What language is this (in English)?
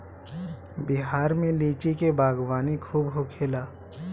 Bhojpuri